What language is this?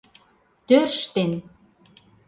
Mari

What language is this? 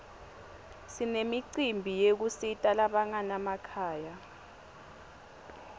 Swati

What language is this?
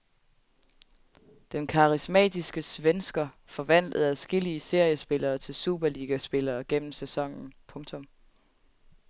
Danish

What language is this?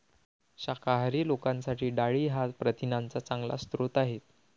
Marathi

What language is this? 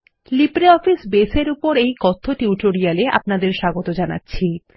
Bangla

